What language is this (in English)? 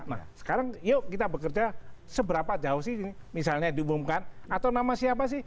Indonesian